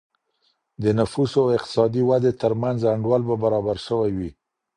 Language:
Pashto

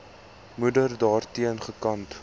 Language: Afrikaans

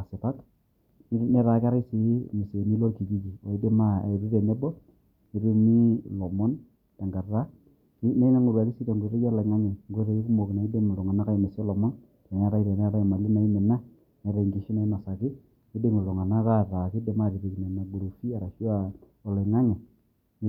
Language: Masai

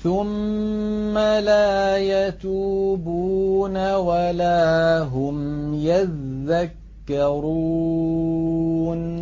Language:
Arabic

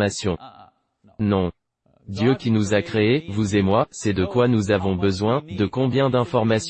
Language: French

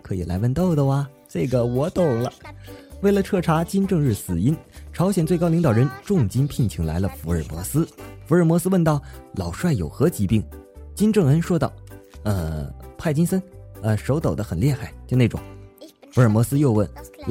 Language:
Chinese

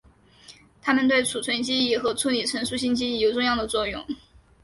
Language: Chinese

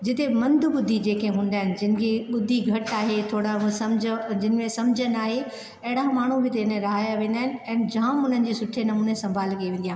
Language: Sindhi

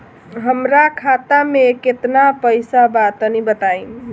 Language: Bhojpuri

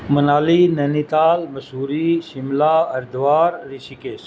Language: Urdu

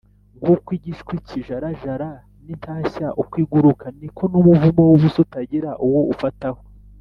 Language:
Kinyarwanda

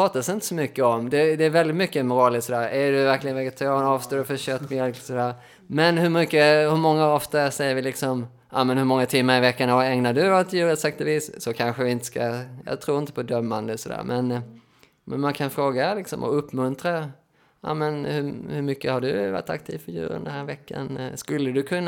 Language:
Swedish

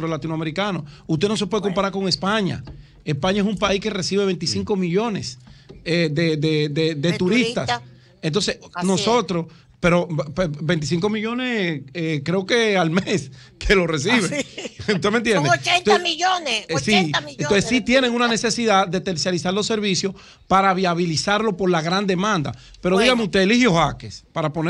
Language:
Spanish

